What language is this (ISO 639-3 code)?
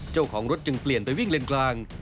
tha